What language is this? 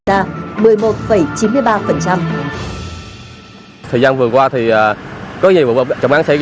Vietnamese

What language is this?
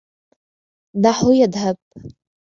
Arabic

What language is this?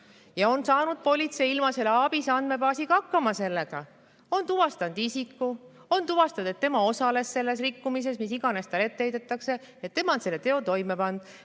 Estonian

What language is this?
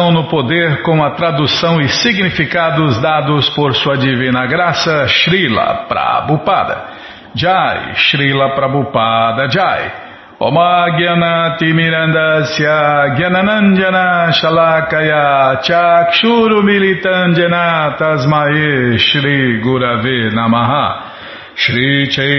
Portuguese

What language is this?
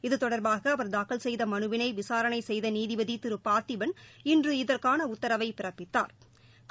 Tamil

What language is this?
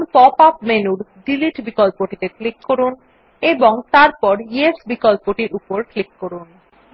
Bangla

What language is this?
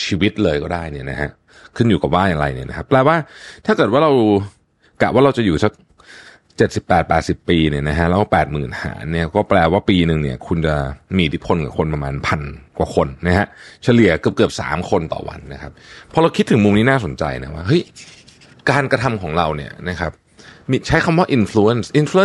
Thai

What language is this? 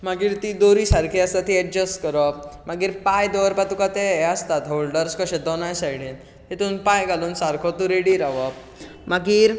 Konkani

